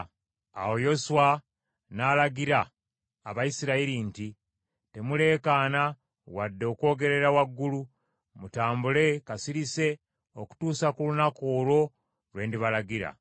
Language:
Ganda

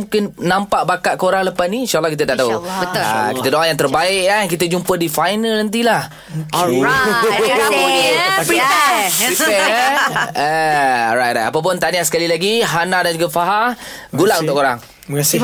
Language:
Malay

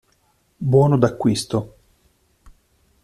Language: Italian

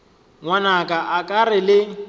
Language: Northern Sotho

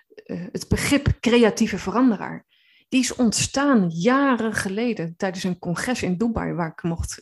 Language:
Dutch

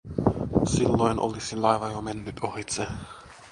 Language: Finnish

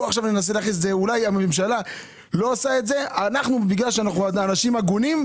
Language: Hebrew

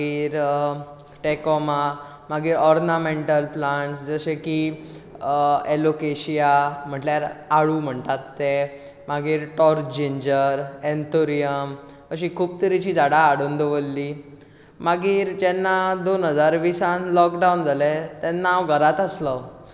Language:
Konkani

